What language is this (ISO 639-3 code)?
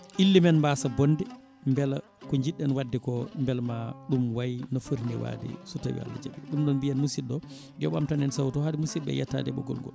ful